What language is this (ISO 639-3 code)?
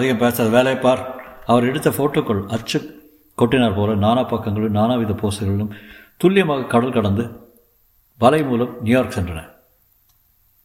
tam